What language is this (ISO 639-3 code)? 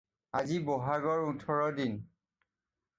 asm